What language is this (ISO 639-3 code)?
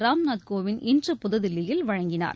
tam